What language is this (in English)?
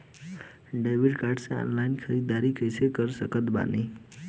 Bhojpuri